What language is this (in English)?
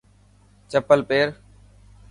Dhatki